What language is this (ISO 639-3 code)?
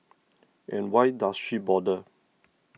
eng